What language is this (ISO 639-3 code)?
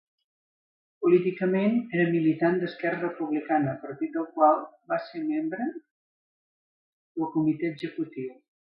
cat